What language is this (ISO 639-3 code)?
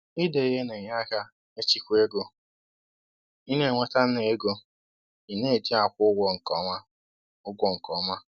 ibo